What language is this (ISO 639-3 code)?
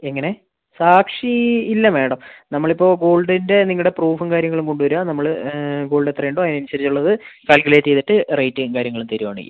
mal